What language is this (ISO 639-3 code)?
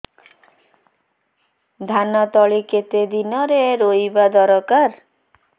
ori